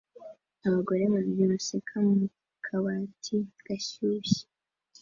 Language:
Kinyarwanda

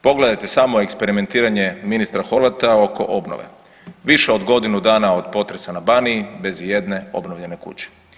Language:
Croatian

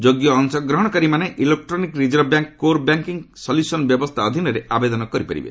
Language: Odia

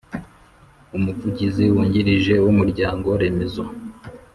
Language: Kinyarwanda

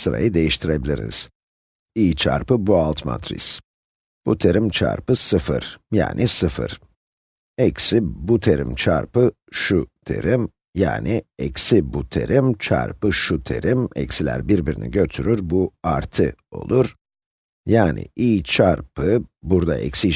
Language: Turkish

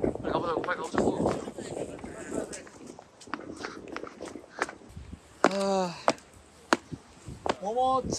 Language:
Korean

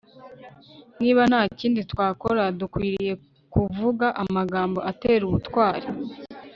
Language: Kinyarwanda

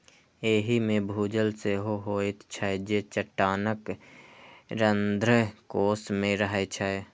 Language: Maithili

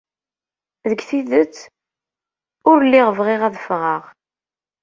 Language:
Kabyle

